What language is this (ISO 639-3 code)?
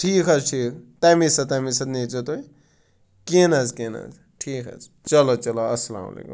kas